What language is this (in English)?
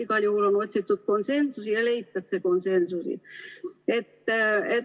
Estonian